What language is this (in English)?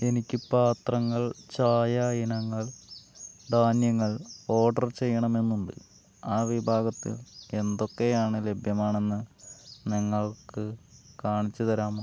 Malayalam